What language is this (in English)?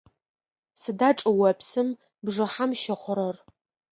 Adyghe